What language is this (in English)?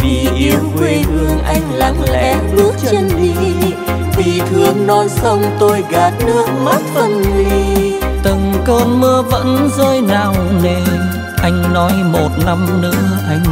Vietnamese